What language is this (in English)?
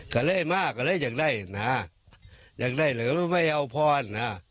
Thai